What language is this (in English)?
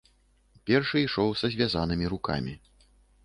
Belarusian